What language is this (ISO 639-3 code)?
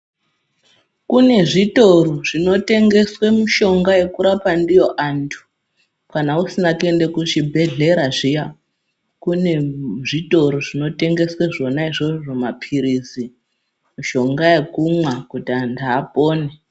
ndc